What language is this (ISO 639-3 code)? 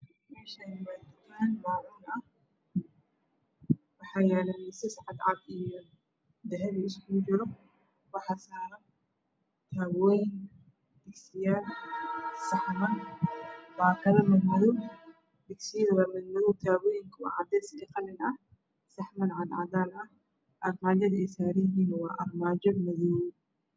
som